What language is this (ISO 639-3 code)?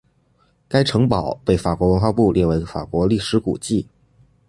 zho